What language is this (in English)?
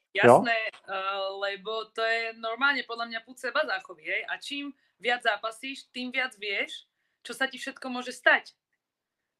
Czech